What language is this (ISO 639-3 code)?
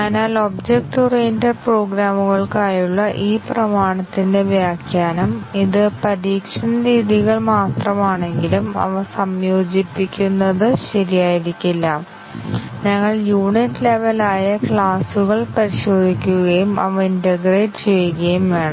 mal